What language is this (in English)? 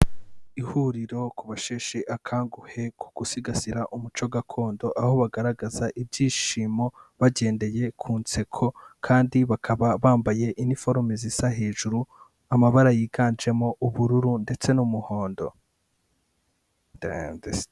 Kinyarwanda